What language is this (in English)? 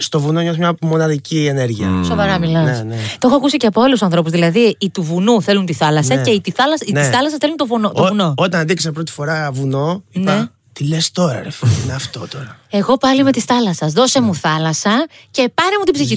Greek